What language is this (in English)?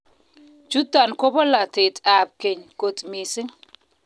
Kalenjin